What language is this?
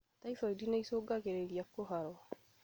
Kikuyu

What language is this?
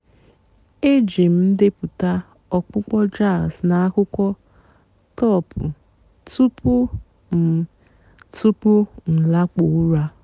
Igbo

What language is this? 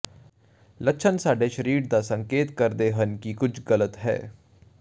Punjabi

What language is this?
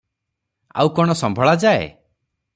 Odia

